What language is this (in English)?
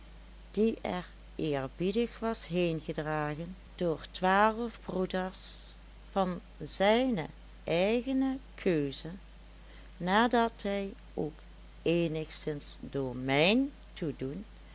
Dutch